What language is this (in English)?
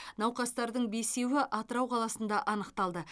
Kazakh